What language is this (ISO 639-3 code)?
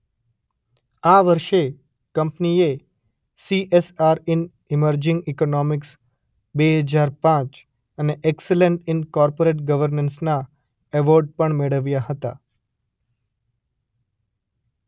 guj